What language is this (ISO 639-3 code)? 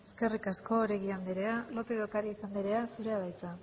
eus